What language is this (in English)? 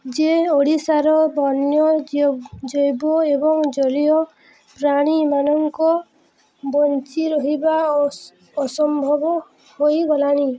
Odia